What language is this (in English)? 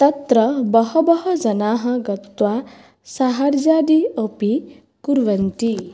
Sanskrit